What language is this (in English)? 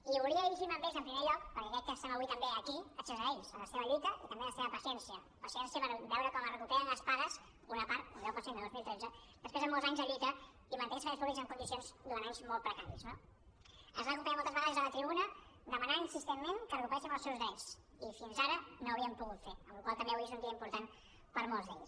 Catalan